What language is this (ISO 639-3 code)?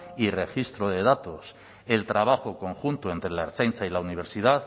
spa